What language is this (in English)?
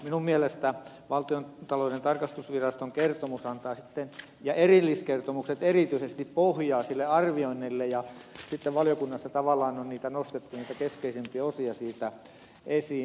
Finnish